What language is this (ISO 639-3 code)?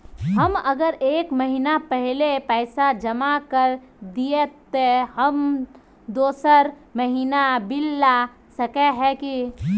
mag